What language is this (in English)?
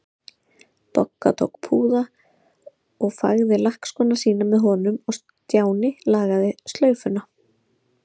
Icelandic